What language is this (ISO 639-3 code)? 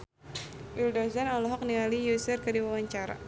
sun